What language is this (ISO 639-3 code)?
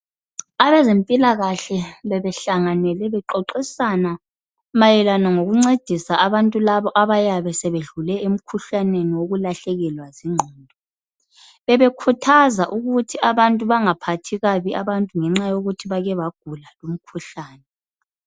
nde